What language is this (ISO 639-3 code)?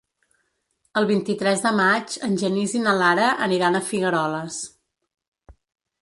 cat